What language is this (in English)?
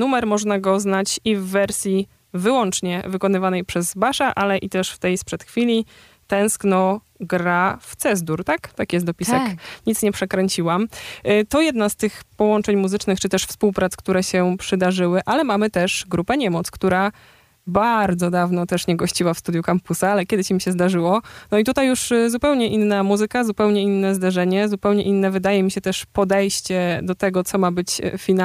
Polish